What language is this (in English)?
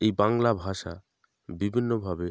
Bangla